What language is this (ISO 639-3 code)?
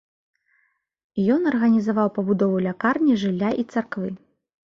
bel